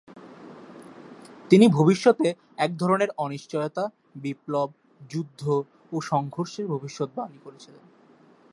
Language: Bangla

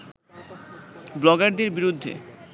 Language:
Bangla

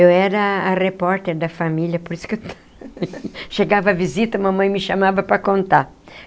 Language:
Portuguese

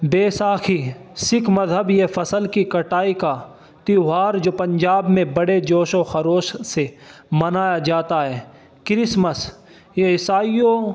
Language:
Urdu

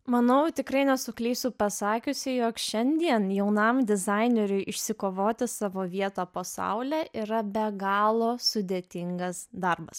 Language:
Lithuanian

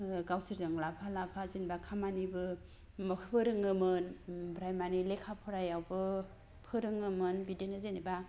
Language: Bodo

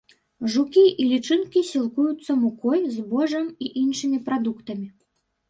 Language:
Belarusian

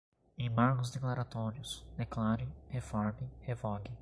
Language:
Portuguese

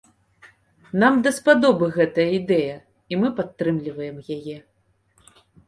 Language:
Belarusian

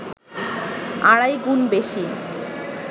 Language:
Bangla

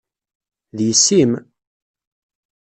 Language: Kabyle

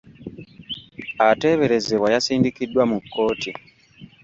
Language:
Ganda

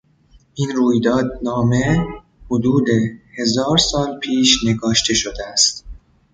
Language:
Persian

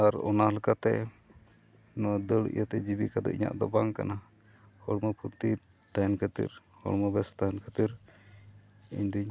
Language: Santali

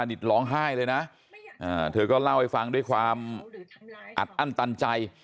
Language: Thai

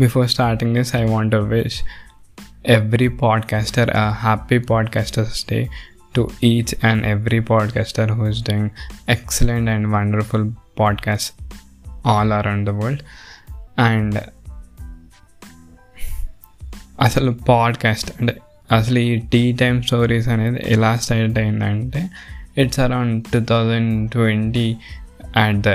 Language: Telugu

